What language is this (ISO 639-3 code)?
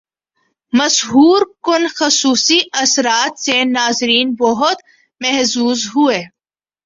urd